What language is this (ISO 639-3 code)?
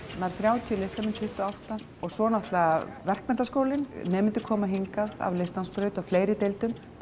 isl